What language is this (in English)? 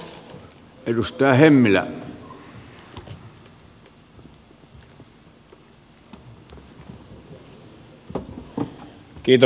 Finnish